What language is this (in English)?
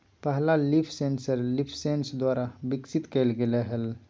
Magahi